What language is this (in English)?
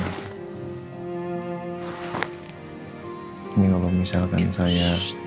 Indonesian